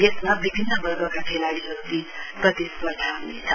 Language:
Nepali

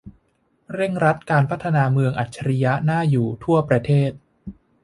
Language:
Thai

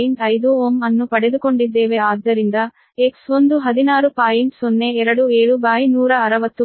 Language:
Kannada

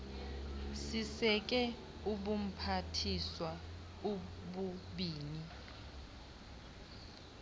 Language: Xhosa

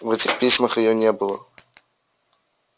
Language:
Russian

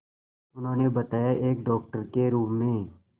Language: Hindi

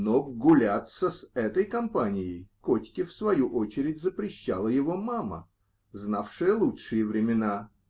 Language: Russian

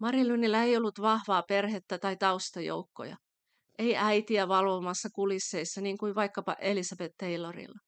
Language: Finnish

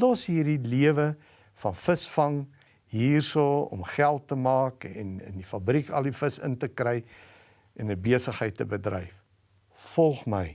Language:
Dutch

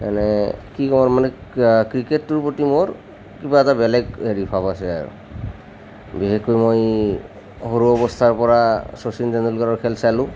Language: Assamese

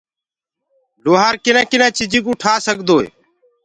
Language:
Gurgula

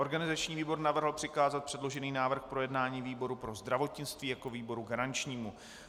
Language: Czech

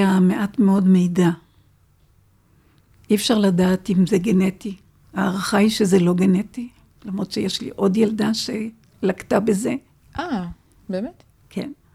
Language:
Hebrew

